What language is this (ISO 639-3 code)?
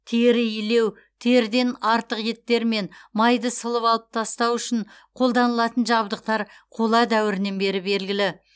kaz